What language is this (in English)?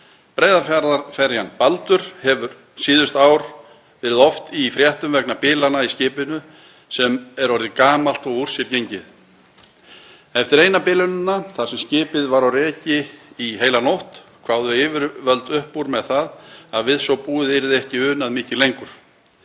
Icelandic